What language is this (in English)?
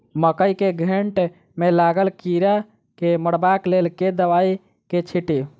Maithili